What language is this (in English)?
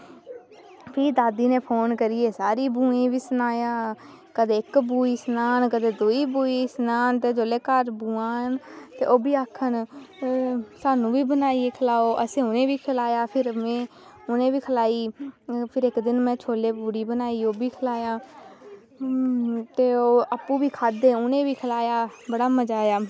Dogri